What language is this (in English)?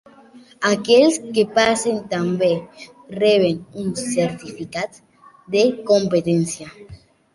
Catalan